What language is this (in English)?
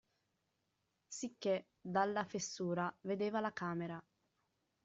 Italian